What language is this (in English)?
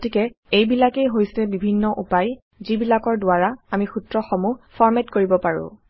Assamese